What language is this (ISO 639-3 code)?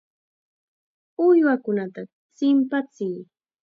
qxa